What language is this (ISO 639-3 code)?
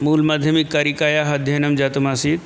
san